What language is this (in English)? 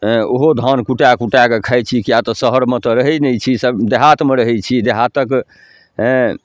Maithili